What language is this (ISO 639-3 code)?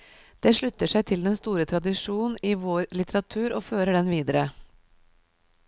nor